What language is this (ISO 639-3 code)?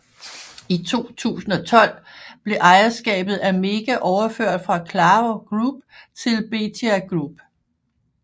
dan